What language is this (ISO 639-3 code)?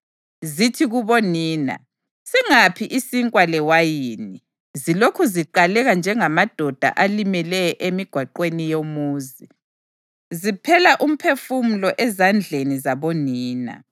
nde